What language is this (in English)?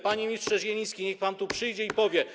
Polish